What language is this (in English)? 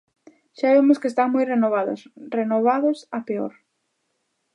Galician